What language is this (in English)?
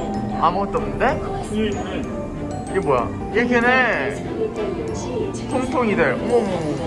Korean